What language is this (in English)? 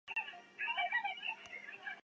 Chinese